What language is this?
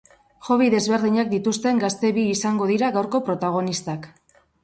Basque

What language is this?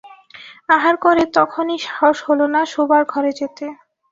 Bangla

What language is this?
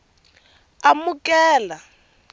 Tsonga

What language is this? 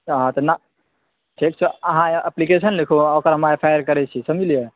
Maithili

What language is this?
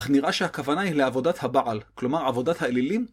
Hebrew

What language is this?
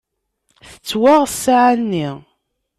Kabyle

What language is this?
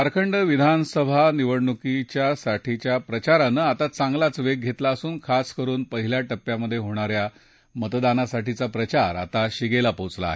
Marathi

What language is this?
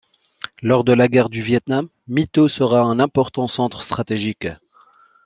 French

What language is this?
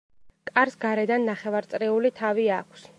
Georgian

